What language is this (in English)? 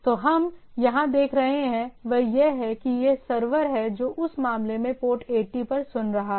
Hindi